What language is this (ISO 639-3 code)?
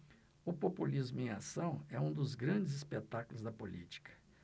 por